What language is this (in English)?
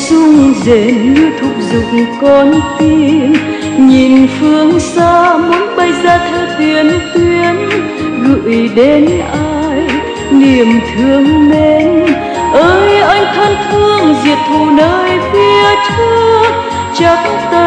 Vietnamese